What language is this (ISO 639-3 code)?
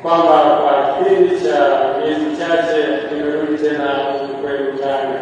swa